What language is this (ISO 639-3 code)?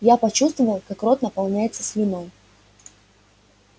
rus